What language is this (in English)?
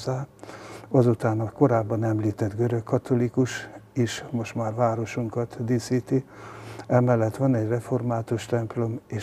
Hungarian